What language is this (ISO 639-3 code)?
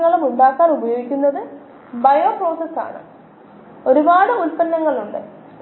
mal